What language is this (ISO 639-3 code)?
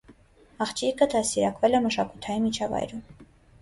hye